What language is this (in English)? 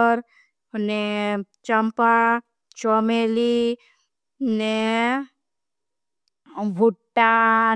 Bhili